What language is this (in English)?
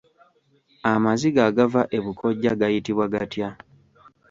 Ganda